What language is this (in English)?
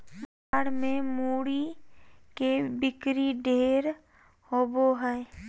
Magahi